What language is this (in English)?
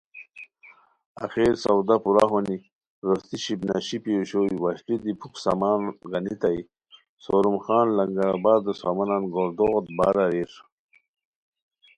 Khowar